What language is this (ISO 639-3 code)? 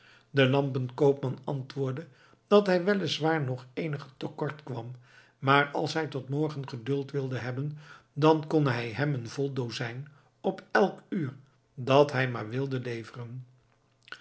nld